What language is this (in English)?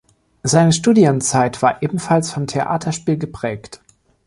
German